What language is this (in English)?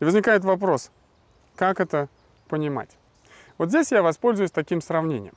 Russian